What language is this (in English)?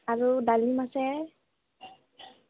Assamese